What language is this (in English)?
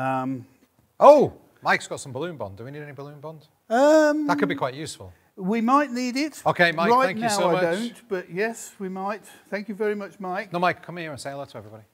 English